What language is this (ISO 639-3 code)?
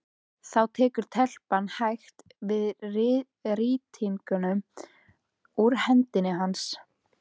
isl